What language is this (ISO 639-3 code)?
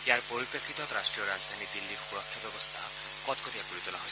asm